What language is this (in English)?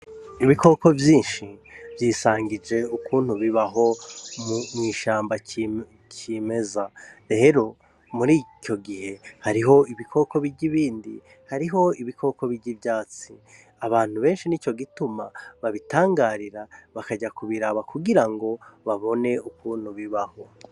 Rundi